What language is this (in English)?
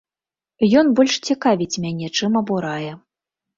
Belarusian